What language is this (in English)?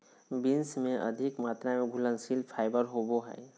Magahi